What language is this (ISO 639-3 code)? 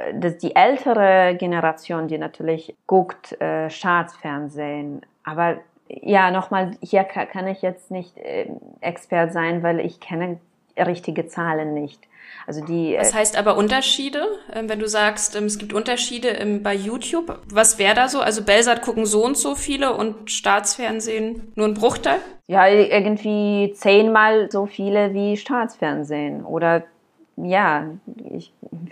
deu